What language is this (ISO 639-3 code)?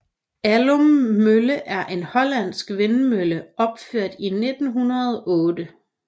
dan